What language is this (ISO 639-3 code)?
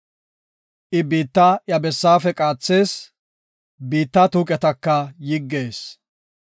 gof